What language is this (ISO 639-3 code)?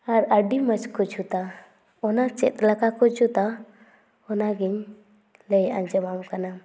sat